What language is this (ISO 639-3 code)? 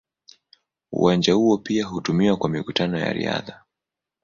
swa